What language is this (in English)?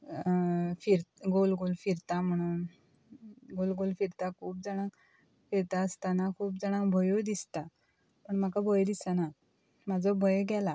Konkani